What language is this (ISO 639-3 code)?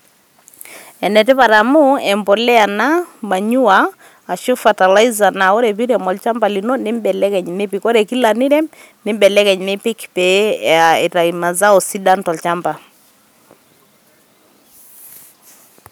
mas